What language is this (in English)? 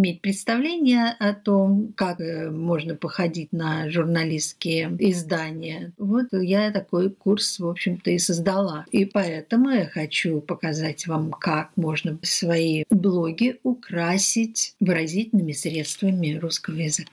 Russian